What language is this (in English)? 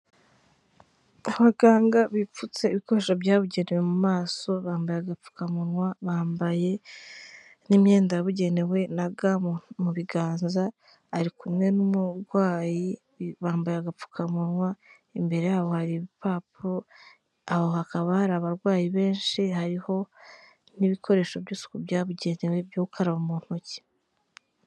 Kinyarwanda